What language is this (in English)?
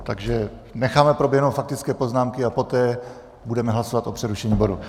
Czech